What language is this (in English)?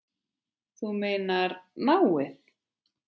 Icelandic